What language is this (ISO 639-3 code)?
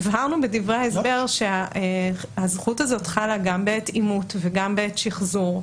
heb